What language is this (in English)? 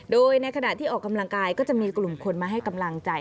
Thai